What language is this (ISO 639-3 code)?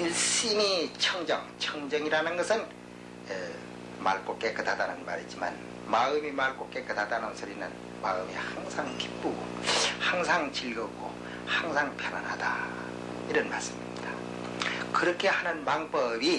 kor